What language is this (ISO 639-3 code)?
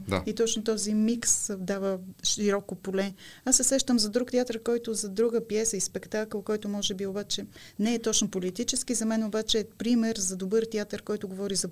bul